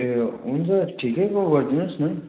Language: Nepali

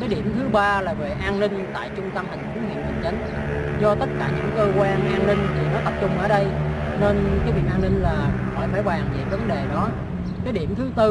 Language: Vietnamese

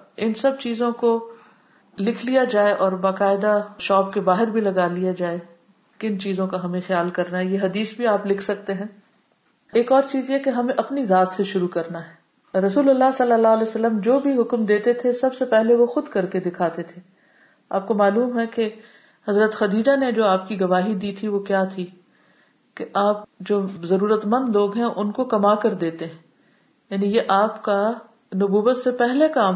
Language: Urdu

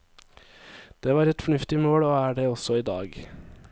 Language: Norwegian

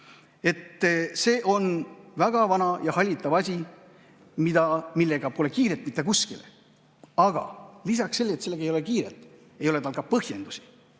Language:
Estonian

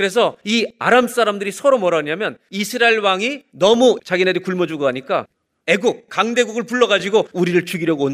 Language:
Korean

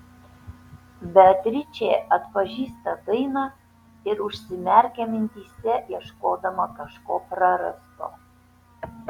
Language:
Lithuanian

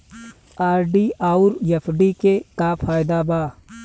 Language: Bhojpuri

